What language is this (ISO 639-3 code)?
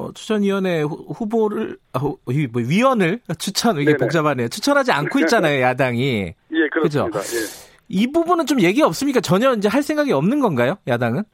kor